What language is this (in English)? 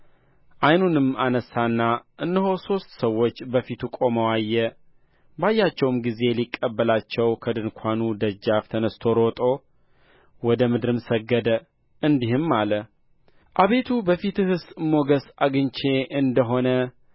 Amharic